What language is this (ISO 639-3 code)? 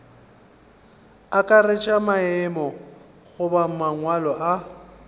nso